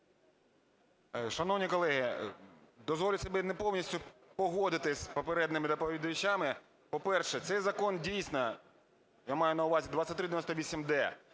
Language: Ukrainian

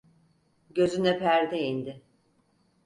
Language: Turkish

